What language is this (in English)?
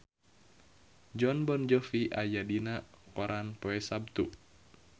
Sundanese